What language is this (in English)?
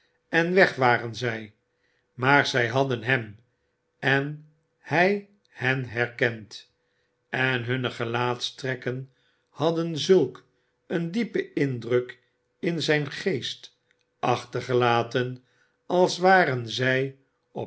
Dutch